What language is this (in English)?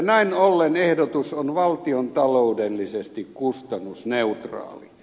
Finnish